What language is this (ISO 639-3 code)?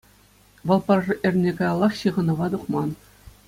chv